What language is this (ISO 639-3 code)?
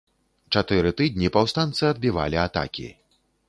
bel